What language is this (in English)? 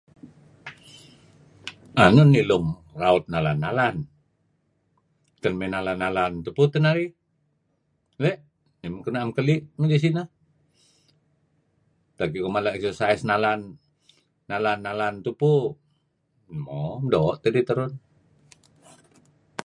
Kelabit